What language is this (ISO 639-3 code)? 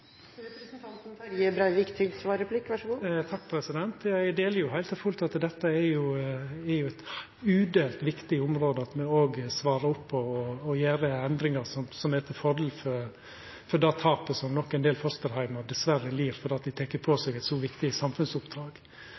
nor